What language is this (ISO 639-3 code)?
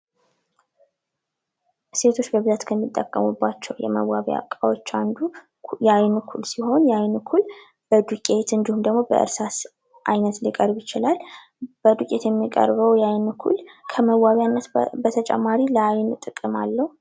amh